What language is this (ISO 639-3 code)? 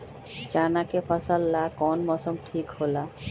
mag